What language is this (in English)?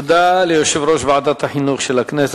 Hebrew